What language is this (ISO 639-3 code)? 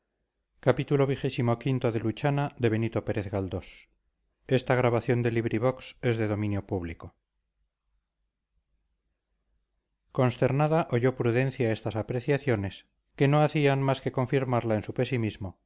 spa